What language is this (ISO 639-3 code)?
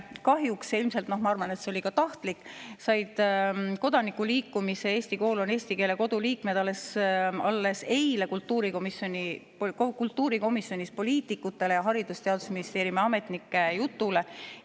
est